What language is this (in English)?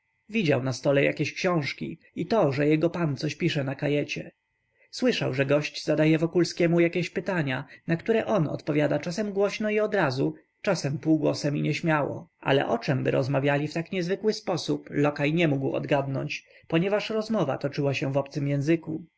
Polish